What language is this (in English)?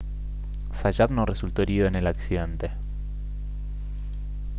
Spanish